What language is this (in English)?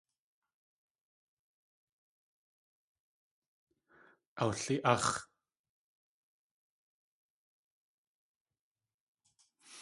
Tlingit